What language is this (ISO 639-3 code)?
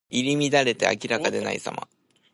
jpn